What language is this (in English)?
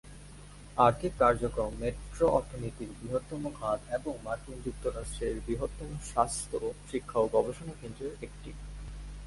Bangla